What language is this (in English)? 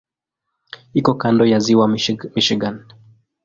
Swahili